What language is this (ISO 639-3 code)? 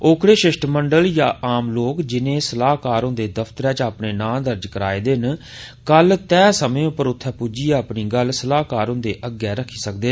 doi